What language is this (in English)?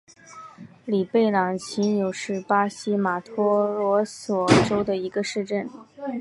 Chinese